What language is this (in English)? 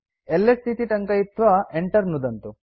Sanskrit